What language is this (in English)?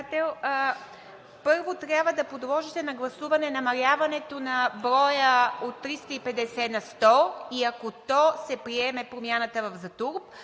Bulgarian